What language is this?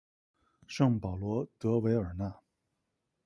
Chinese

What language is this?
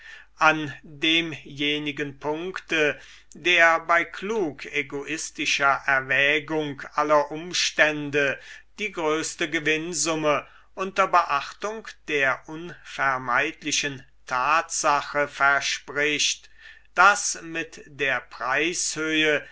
German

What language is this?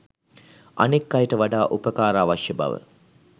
Sinhala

